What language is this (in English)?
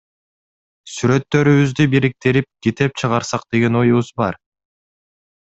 Kyrgyz